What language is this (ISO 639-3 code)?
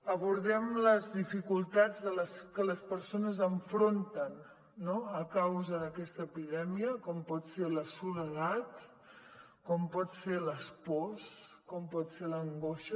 cat